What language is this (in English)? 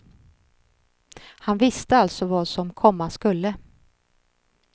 Swedish